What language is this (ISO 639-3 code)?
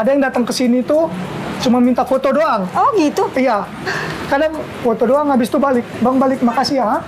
ind